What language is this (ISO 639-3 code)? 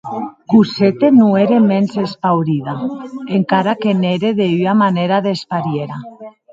oci